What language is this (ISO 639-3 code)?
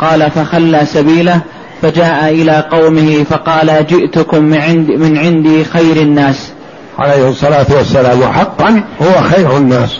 ara